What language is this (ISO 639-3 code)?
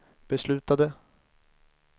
swe